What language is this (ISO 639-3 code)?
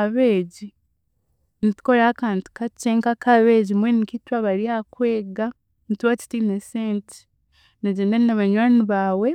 cgg